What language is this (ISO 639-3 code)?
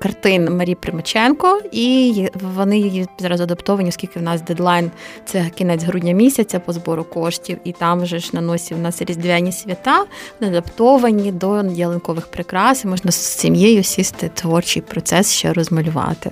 ukr